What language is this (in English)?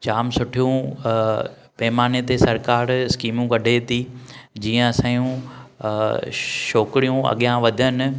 Sindhi